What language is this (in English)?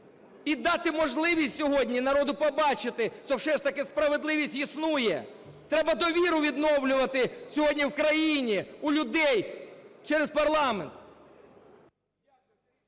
Ukrainian